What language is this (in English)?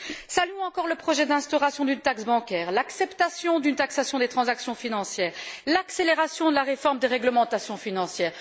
French